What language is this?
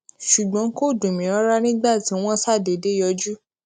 Yoruba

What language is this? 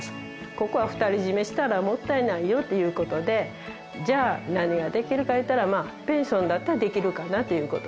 Japanese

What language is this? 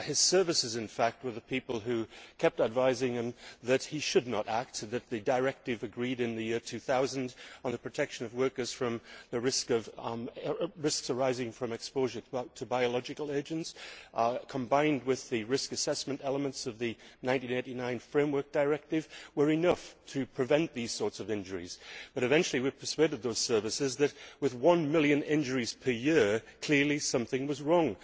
English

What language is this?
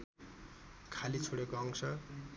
Nepali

